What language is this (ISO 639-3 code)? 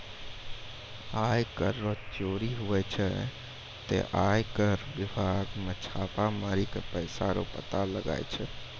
mai